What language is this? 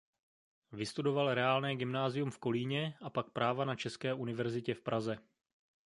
Czech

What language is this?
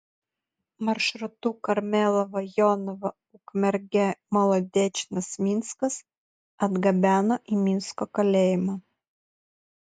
Lithuanian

